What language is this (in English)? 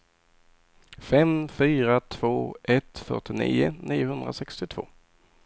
Swedish